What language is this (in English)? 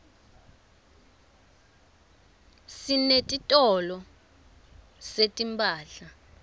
Swati